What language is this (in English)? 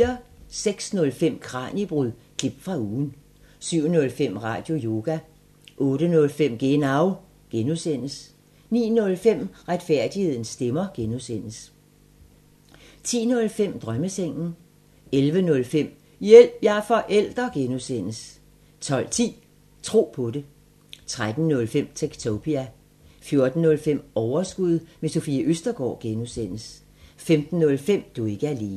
Danish